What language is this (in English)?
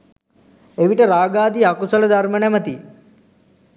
Sinhala